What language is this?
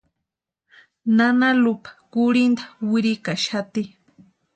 Western Highland Purepecha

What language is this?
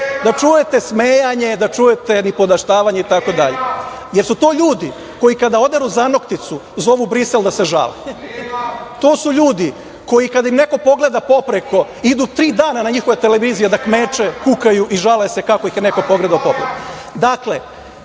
Serbian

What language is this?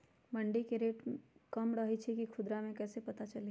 Magahi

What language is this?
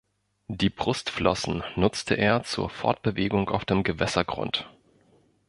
German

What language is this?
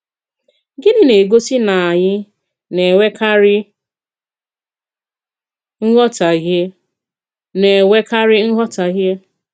Igbo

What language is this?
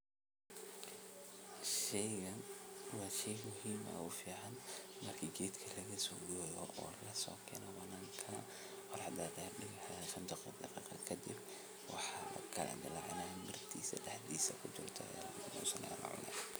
Somali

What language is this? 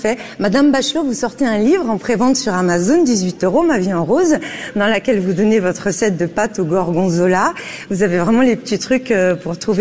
Dutch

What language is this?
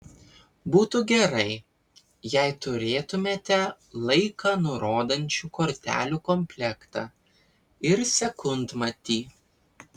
Lithuanian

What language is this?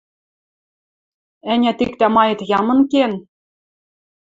Western Mari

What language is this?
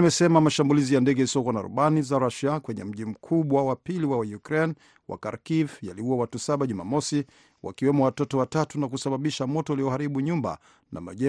Swahili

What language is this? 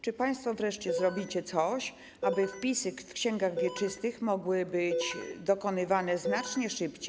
Polish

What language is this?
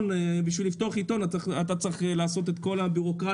Hebrew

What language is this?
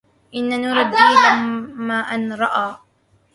Arabic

